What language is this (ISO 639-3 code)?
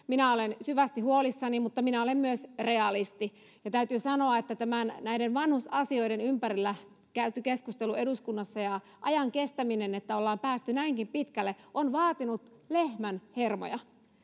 fin